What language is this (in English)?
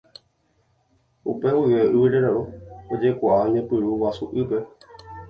Guarani